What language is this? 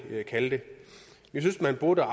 Danish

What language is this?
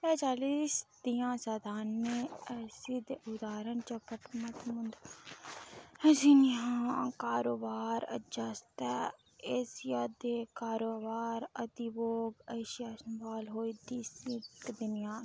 Dogri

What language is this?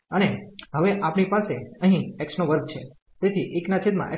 Gujarati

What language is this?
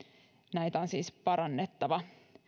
Finnish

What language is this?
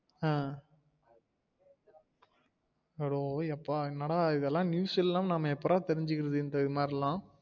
Tamil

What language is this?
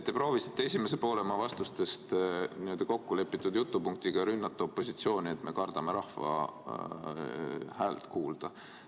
Estonian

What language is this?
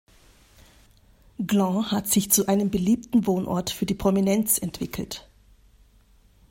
German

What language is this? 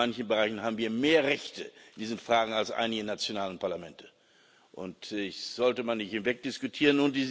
German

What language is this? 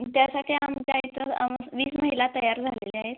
Marathi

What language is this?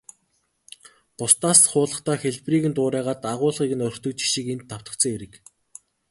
Mongolian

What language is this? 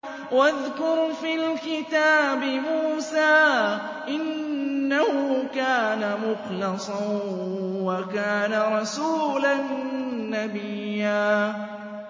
Arabic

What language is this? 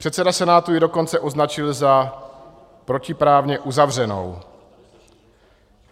Czech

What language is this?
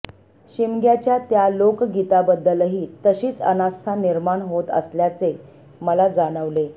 Marathi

